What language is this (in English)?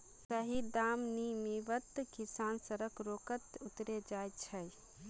Magahi